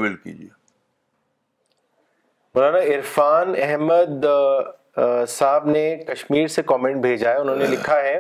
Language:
Urdu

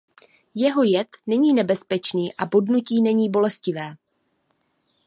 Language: Czech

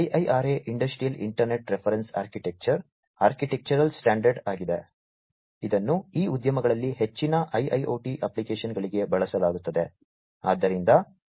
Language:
Kannada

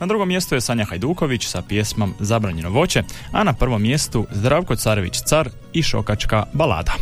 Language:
Croatian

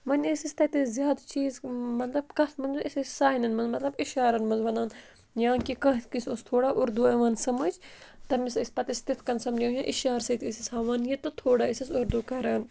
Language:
Kashmiri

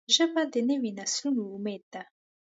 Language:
Pashto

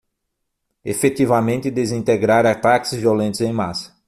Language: Portuguese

